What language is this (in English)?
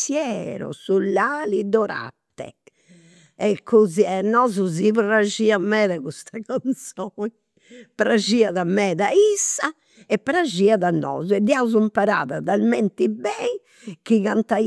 Campidanese Sardinian